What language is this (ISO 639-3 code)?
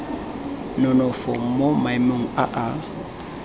tsn